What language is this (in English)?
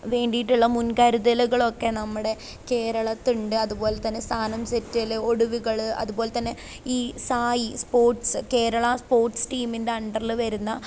Malayalam